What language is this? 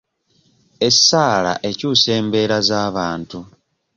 Ganda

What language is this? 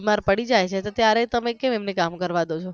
Gujarati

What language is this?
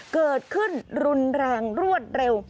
Thai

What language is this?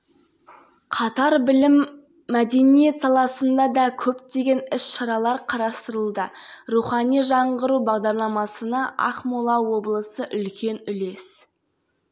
Kazakh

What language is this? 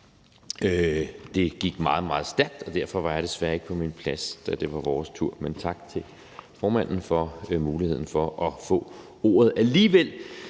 Danish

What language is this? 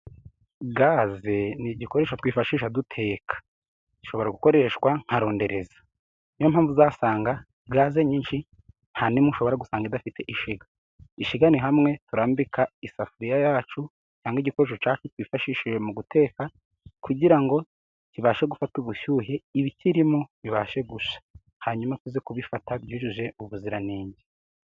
Kinyarwanda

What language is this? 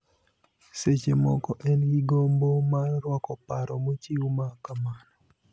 Luo (Kenya and Tanzania)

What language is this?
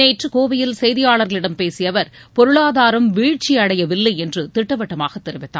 Tamil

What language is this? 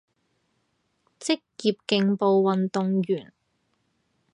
Cantonese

